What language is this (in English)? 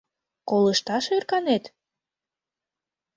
Mari